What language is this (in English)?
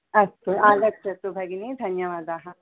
Sanskrit